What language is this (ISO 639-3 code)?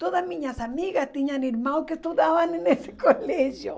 por